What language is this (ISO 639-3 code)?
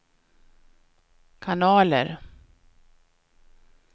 swe